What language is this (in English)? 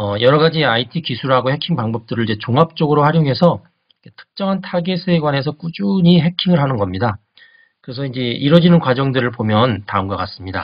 Korean